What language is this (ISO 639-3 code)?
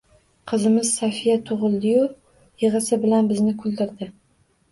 uzb